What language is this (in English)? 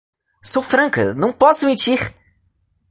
Portuguese